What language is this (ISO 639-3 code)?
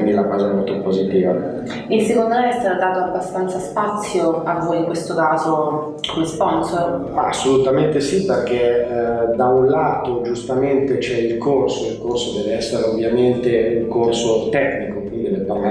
ita